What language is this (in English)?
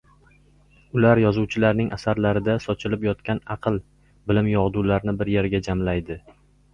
Uzbek